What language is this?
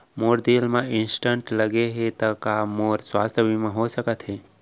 Chhattisgarhi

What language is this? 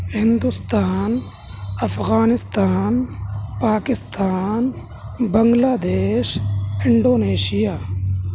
Urdu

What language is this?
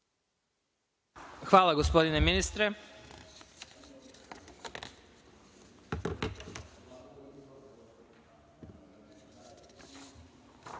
Serbian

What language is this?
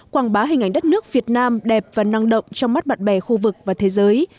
Vietnamese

